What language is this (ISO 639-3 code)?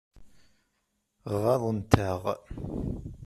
kab